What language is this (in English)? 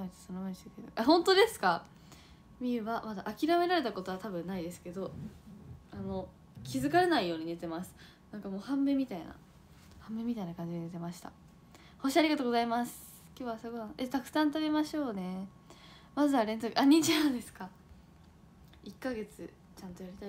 Japanese